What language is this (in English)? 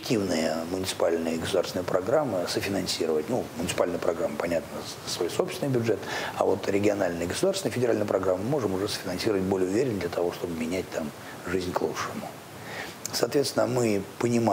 Russian